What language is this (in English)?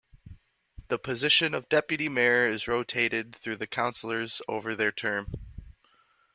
English